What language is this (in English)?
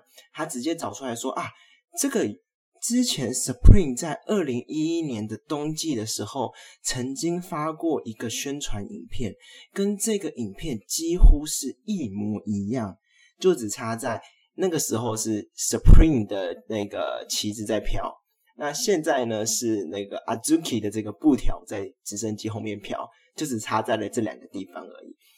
Chinese